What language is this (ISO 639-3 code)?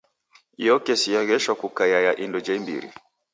dav